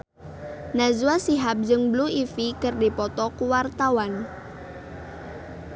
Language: Sundanese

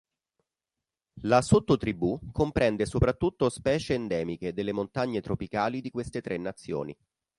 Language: Italian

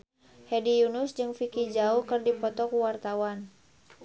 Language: Sundanese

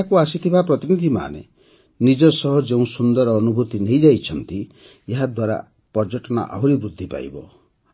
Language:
Odia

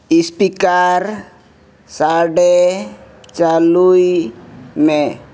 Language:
Santali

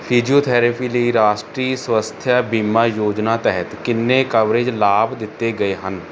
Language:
Punjabi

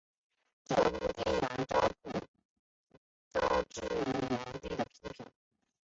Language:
Chinese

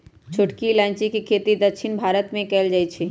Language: Magahi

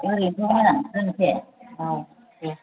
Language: Bodo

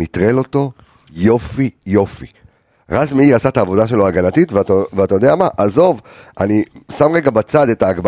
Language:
Hebrew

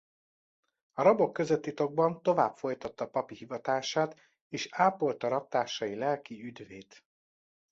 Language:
Hungarian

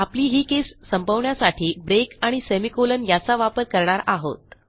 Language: Marathi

